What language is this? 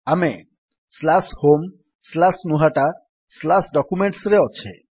Odia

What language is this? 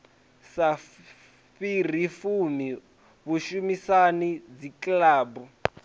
Venda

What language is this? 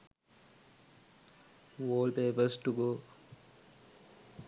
Sinhala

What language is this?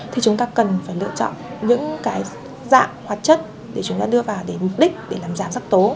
Vietnamese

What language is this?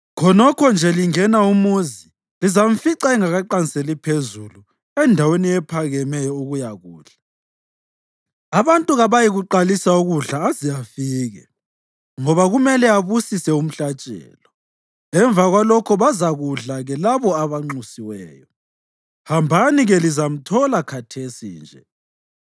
North Ndebele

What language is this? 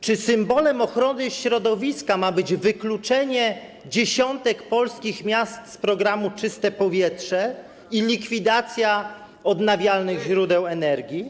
Polish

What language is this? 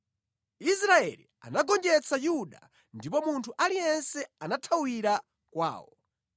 Nyanja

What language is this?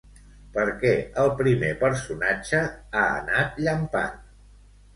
Catalan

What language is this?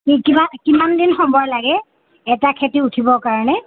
Assamese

